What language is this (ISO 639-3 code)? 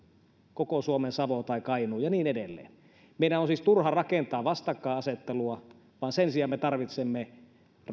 fin